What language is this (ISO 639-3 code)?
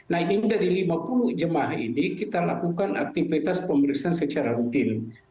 ind